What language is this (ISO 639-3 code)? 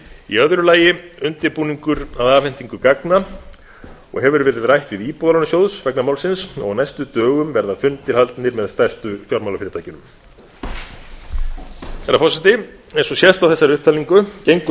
isl